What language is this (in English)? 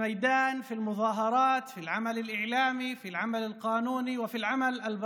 Hebrew